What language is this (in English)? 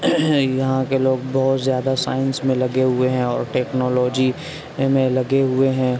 Urdu